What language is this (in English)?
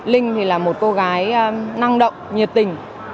Vietnamese